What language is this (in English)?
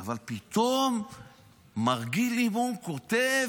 Hebrew